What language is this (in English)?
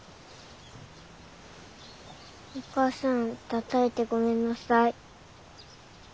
Japanese